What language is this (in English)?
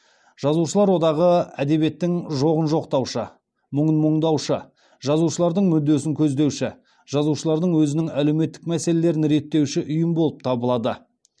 Kazakh